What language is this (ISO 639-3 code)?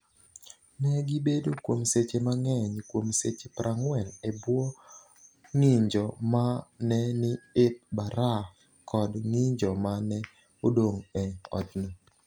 luo